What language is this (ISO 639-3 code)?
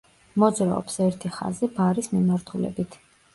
kat